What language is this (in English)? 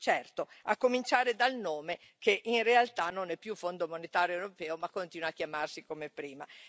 Italian